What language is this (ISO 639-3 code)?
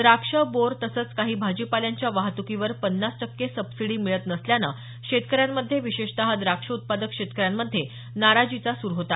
mar